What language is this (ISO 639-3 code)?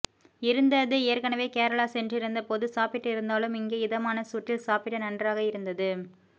tam